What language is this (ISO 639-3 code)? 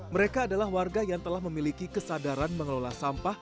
ind